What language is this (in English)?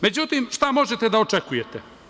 Serbian